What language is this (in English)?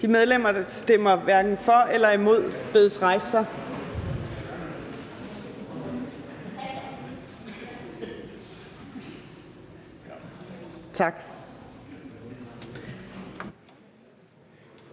Danish